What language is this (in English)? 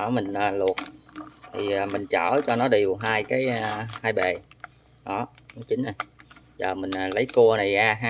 Vietnamese